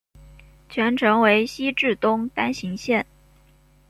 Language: Chinese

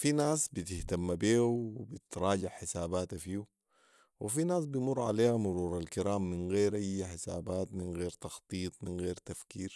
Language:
Sudanese Arabic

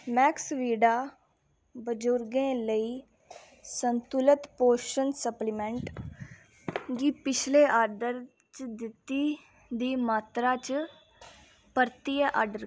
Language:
Dogri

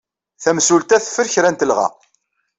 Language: Kabyle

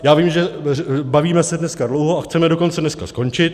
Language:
Czech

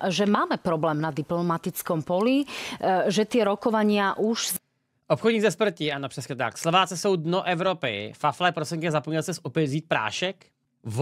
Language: Czech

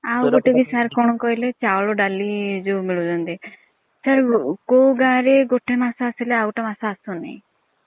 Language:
Odia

